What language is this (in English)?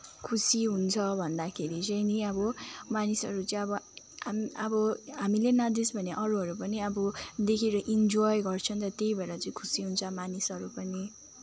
Nepali